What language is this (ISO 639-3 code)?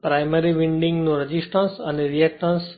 guj